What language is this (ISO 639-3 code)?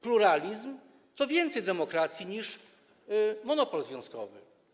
pol